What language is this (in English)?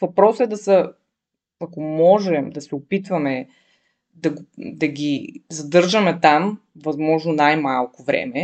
Bulgarian